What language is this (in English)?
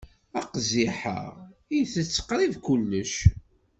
Kabyle